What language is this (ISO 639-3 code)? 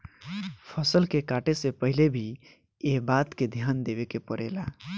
bho